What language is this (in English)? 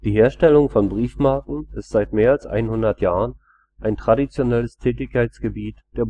German